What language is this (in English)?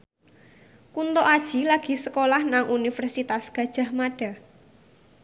Javanese